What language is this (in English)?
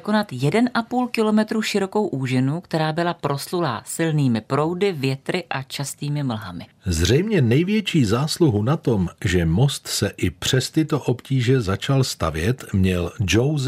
Czech